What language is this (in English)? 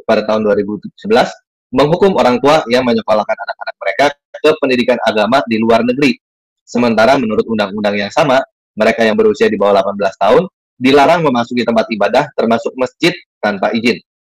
Indonesian